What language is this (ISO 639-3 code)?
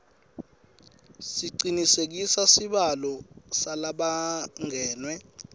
ssw